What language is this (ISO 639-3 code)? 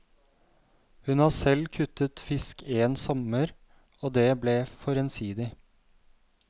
nor